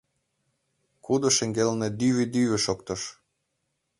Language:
Mari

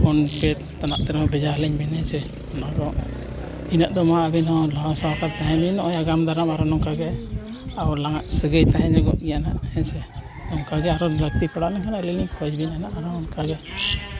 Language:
Santali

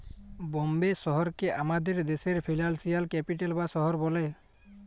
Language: Bangla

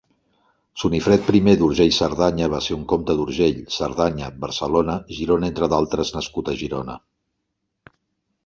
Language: Catalan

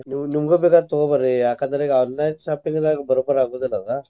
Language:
Kannada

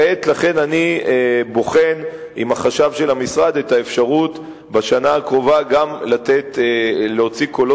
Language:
Hebrew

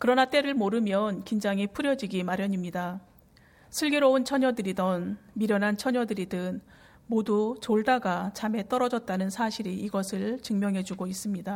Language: Korean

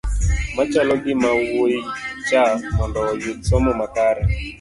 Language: Luo (Kenya and Tanzania)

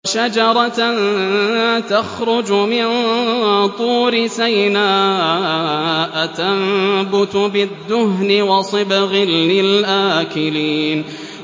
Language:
Arabic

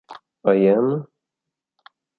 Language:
Italian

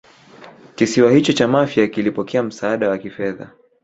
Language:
Swahili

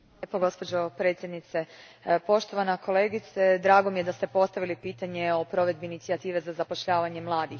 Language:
Croatian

